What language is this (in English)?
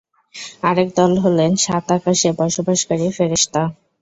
Bangla